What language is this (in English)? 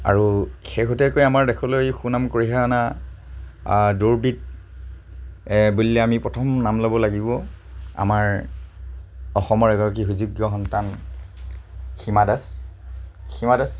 Assamese